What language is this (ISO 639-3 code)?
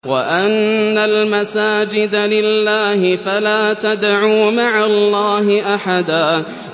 ara